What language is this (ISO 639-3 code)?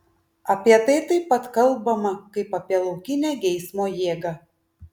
lit